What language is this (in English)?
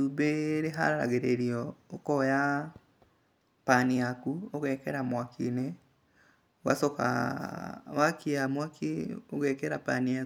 Kikuyu